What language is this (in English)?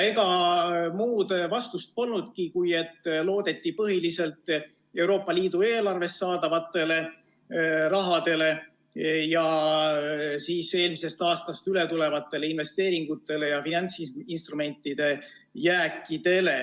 Estonian